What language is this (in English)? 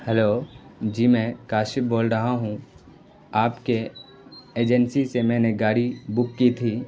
Urdu